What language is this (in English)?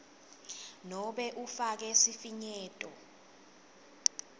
Swati